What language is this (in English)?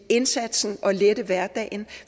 Danish